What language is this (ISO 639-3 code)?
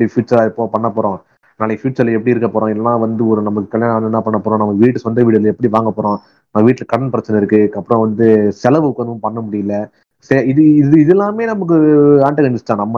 tam